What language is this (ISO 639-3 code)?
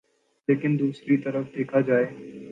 urd